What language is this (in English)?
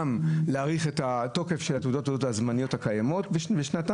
Hebrew